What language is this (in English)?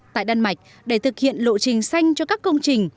Vietnamese